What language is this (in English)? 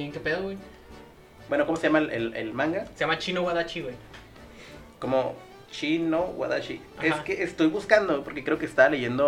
Spanish